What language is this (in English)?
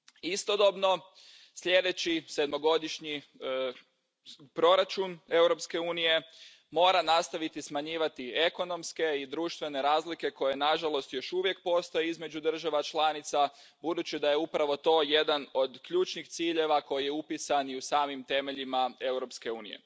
Croatian